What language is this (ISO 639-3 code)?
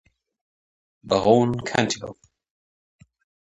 deu